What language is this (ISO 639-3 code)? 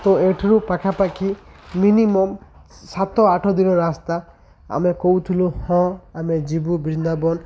ori